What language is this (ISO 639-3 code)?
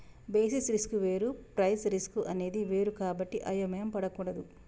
tel